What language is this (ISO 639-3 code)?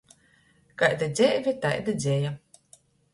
ltg